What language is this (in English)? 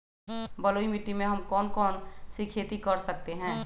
Magahi